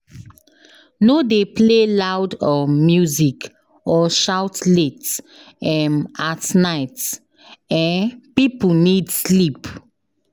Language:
Nigerian Pidgin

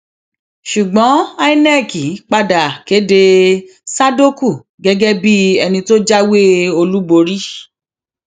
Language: Yoruba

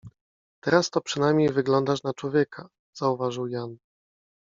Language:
Polish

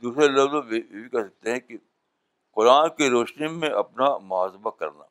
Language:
Urdu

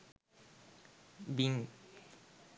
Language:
Sinhala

